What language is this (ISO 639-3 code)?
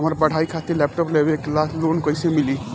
bho